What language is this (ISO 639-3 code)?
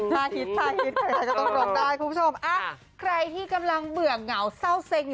tha